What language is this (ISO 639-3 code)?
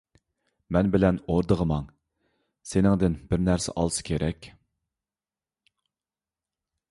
uig